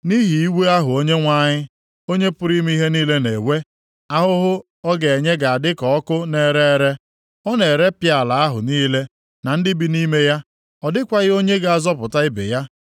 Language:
Igbo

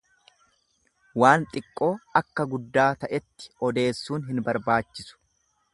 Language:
Oromo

